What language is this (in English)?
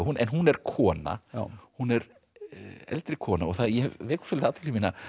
Icelandic